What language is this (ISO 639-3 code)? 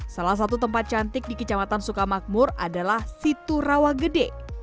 ind